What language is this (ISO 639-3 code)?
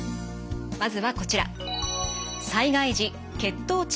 jpn